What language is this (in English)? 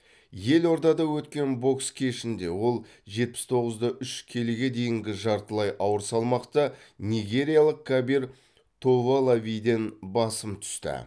Kazakh